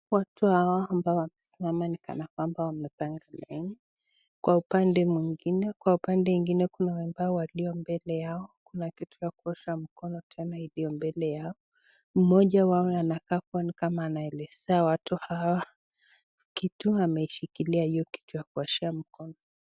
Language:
Swahili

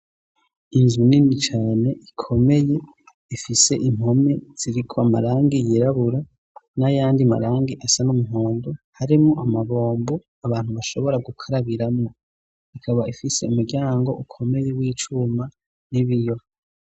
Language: Rundi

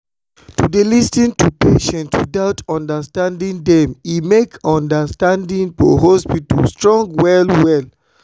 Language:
Nigerian Pidgin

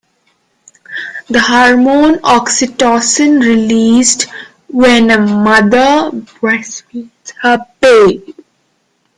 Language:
English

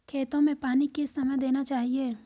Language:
Hindi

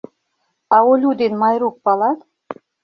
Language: Mari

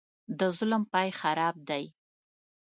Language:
Pashto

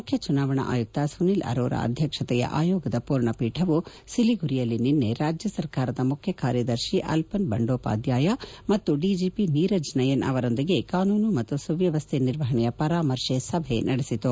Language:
Kannada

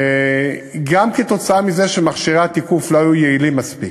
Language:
Hebrew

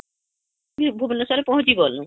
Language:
Odia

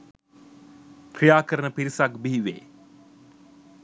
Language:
Sinhala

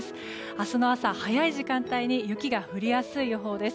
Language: Japanese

